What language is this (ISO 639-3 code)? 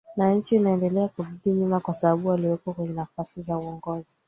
swa